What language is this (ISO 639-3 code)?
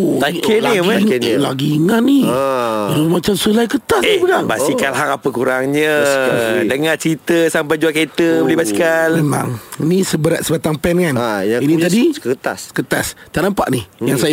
msa